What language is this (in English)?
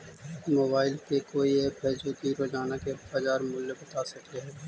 Magahi